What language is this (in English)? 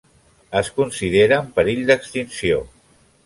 Catalan